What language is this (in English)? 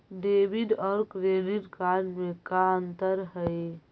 Magahi